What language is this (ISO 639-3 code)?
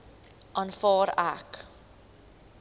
afr